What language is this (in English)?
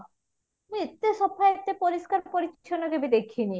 Odia